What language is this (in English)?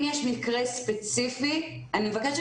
Hebrew